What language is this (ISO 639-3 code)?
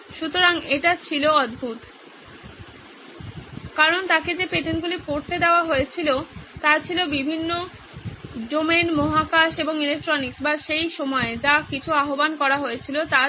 ben